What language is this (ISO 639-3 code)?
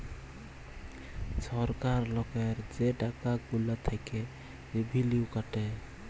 ben